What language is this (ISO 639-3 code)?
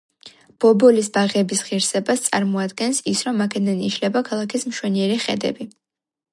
kat